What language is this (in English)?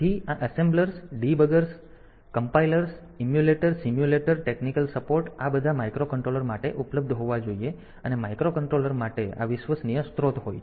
Gujarati